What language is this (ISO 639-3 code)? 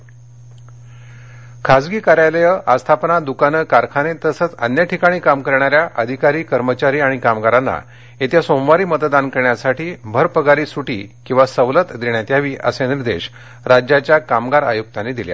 mar